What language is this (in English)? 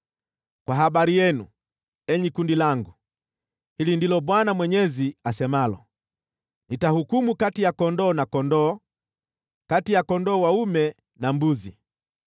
Swahili